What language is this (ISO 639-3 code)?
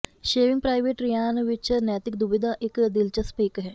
pan